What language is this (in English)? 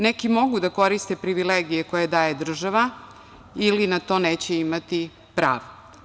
Serbian